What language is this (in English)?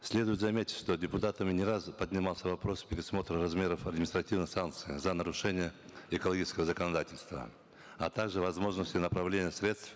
Kazakh